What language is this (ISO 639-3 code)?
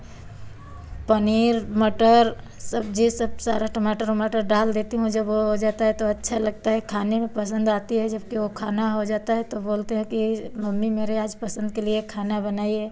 hin